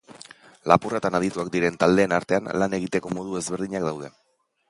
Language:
Basque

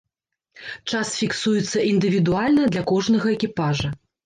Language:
Belarusian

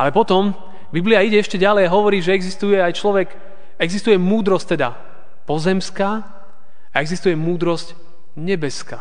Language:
Slovak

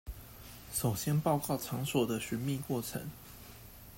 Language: Chinese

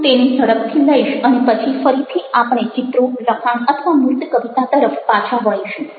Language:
Gujarati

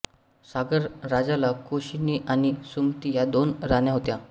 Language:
Marathi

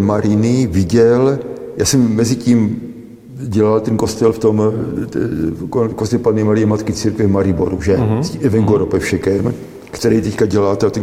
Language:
Czech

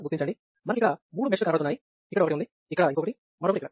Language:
Telugu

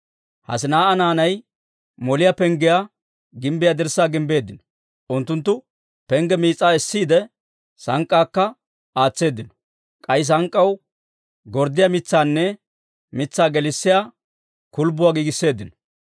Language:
Dawro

